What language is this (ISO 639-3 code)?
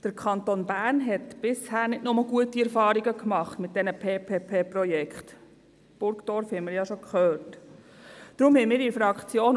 gsw